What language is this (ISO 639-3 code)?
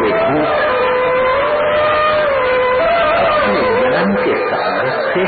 hin